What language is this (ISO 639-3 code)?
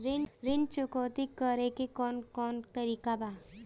bho